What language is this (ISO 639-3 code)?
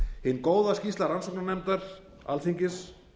isl